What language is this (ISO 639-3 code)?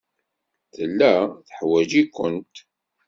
kab